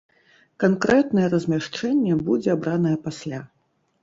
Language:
Belarusian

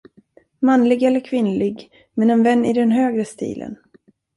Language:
Swedish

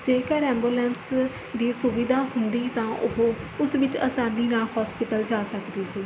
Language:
Punjabi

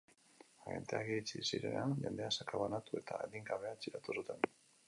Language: Basque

